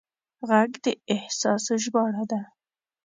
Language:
Pashto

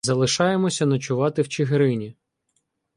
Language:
Ukrainian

